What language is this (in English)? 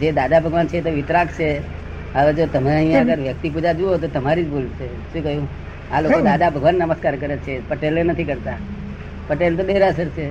Gujarati